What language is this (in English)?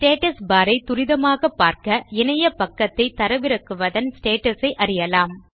Tamil